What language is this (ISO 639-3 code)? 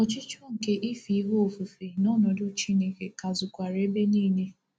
ibo